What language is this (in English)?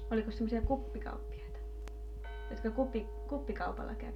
Finnish